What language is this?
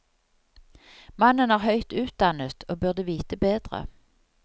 Norwegian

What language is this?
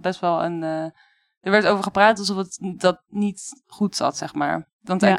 Dutch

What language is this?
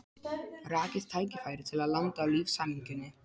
Icelandic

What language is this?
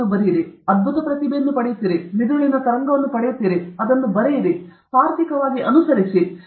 Kannada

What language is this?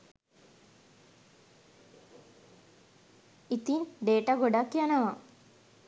Sinhala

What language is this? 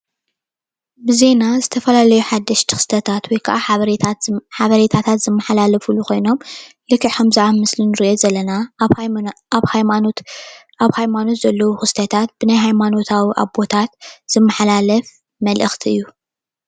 Tigrinya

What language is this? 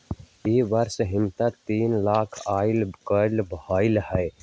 Magahi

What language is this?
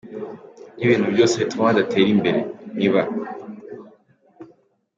Kinyarwanda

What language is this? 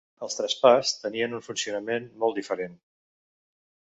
Catalan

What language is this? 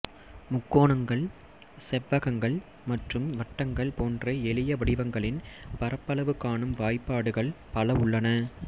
Tamil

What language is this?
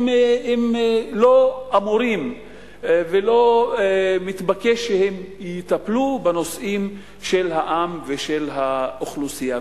Hebrew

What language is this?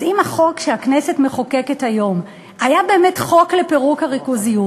Hebrew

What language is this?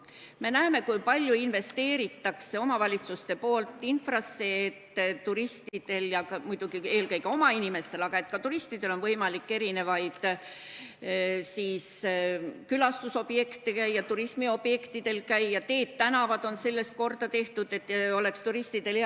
Estonian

